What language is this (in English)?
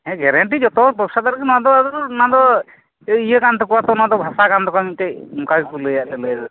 Santali